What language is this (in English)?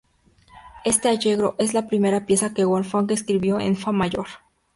Spanish